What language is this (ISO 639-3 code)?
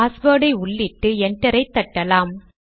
tam